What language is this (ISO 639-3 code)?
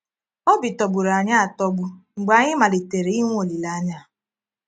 ibo